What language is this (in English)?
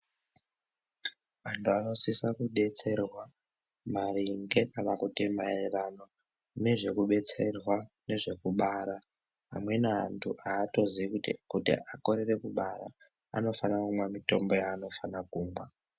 Ndau